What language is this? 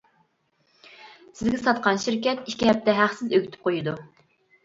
Uyghur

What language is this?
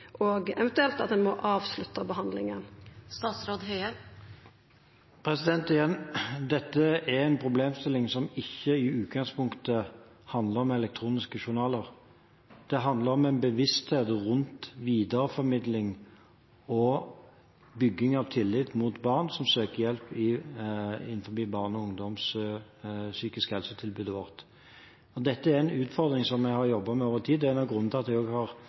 Norwegian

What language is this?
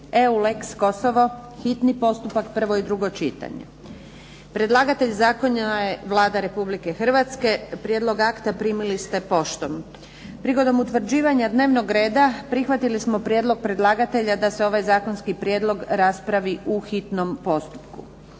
Croatian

